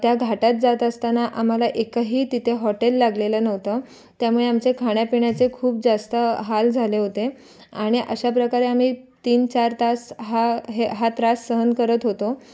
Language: Marathi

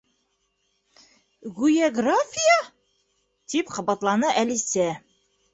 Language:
Bashkir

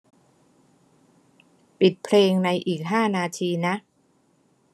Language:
Thai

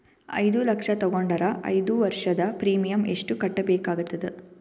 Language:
Kannada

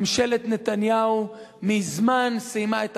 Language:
Hebrew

